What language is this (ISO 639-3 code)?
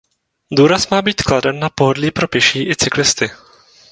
ces